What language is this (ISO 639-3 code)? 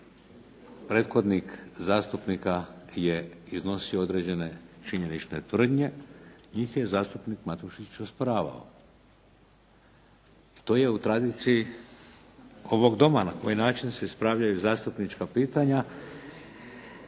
hrv